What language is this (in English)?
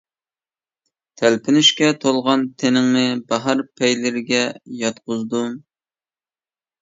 Uyghur